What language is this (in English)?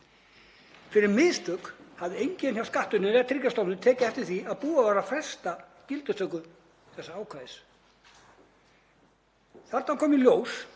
Icelandic